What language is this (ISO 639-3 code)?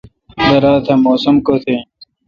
xka